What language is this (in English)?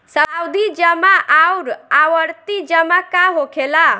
Bhojpuri